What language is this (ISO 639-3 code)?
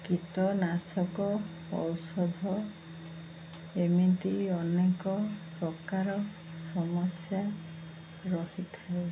ori